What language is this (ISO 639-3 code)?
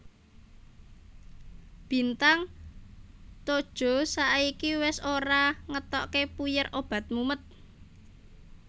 jav